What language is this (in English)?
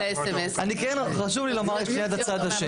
Hebrew